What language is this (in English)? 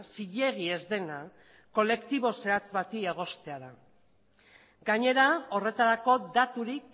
Basque